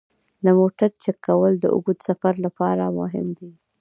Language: Pashto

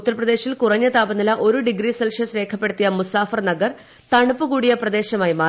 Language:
Malayalam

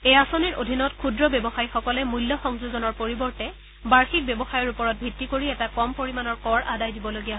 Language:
Assamese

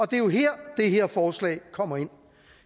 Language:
Danish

